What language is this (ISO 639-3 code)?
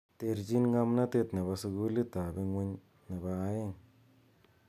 kln